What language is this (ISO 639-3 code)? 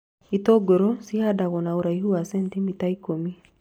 kik